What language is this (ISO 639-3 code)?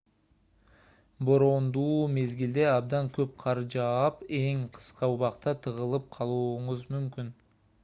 kir